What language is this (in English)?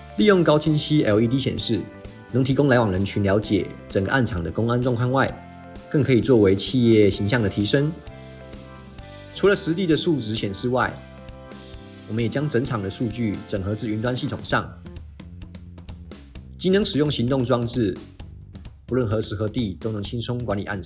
Chinese